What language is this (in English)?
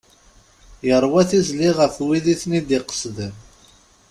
Kabyle